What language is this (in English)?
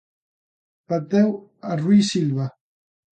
Galician